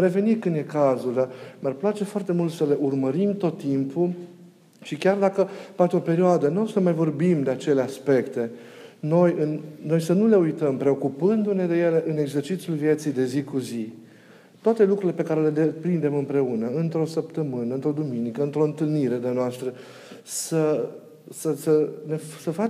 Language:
Romanian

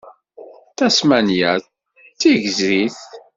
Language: Kabyle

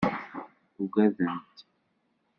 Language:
Kabyle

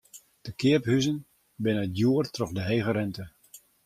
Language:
Western Frisian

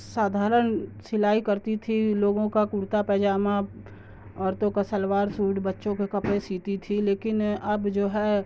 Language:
Urdu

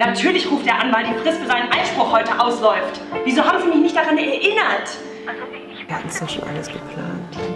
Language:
German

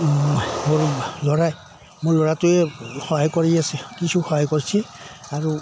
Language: Assamese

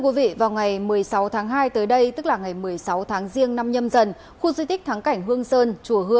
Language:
Vietnamese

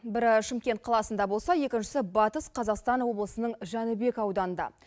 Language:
Kazakh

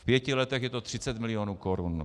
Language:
Czech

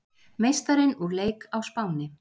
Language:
Icelandic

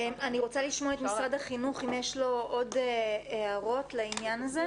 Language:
Hebrew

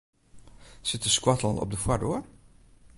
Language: Western Frisian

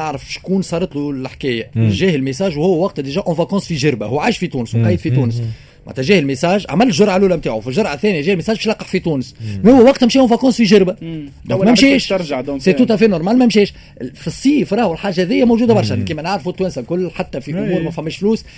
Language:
Arabic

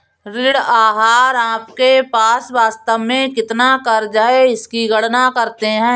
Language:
Hindi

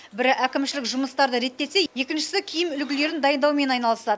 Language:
Kazakh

